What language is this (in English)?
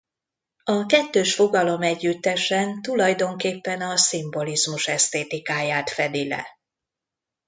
Hungarian